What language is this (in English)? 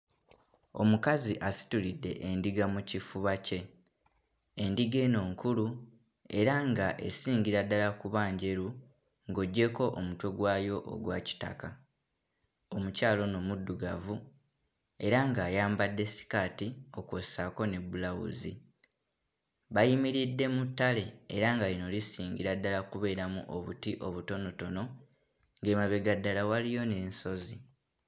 Ganda